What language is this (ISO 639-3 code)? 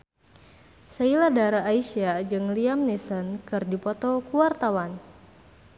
sun